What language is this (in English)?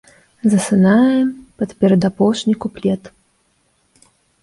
Belarusian